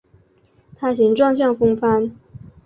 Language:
Chinese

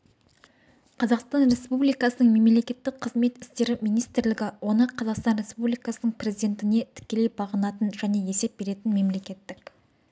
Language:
Kazakh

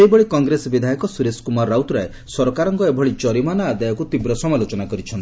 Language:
Odia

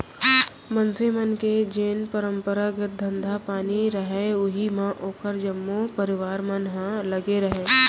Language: Chhattisgarhi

